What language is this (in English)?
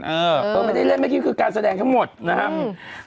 Thai